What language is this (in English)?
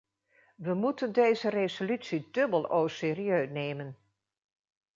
Dutch